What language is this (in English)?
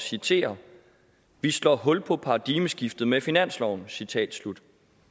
Danish